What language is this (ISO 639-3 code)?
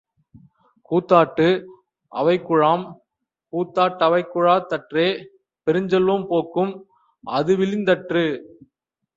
tam